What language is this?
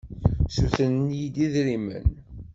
Kabyle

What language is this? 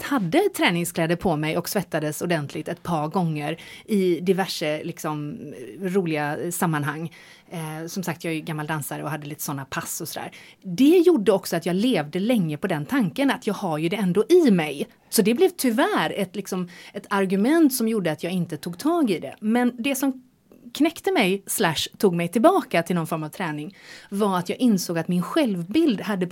Swedish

